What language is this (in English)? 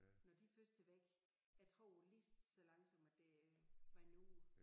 Danish